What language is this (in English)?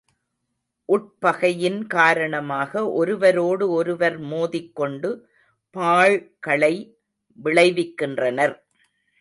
Tamil